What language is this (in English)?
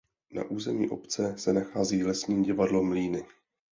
Czech